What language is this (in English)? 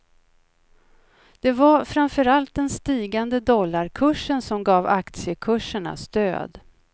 Swedish